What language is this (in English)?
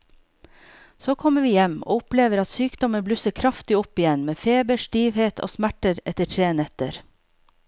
Norwegian